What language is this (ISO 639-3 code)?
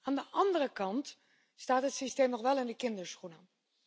nld